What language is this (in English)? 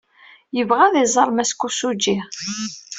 Kabyle